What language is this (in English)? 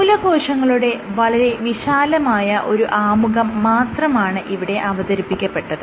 Malayalam